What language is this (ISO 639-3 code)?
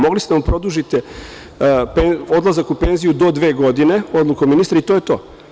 srp